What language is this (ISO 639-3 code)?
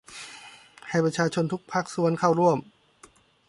tha